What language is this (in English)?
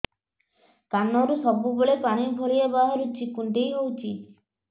Odia